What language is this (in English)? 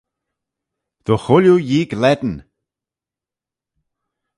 Manx